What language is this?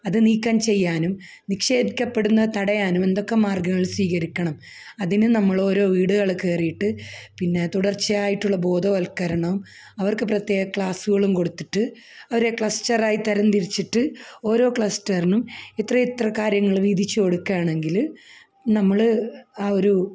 Malayalam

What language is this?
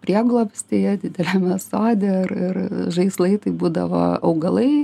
Lithuanian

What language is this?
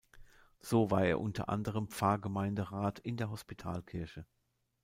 German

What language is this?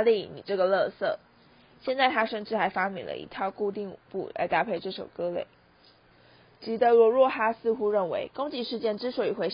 Chinese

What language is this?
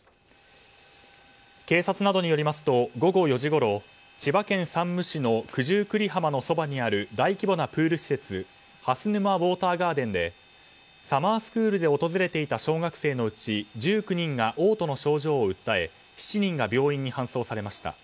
Japanese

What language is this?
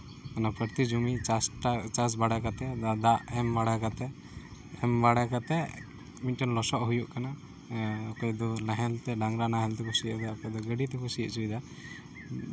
Santali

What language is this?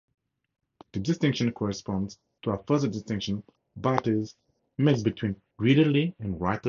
English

